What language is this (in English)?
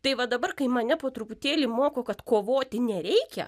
Lithuanian